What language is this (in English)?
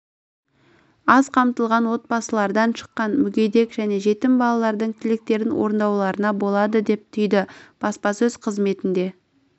Kazakh